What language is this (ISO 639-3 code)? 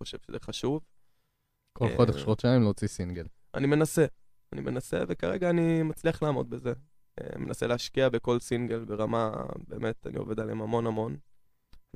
heb